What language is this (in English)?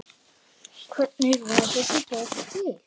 Icelandic